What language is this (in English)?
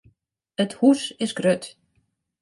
Western Frisian